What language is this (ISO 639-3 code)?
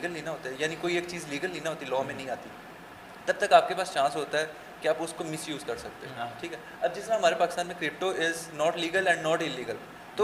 urd